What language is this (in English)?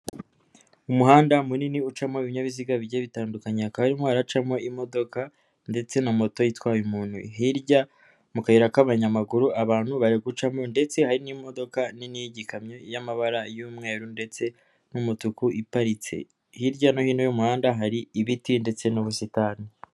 Kinyarwanda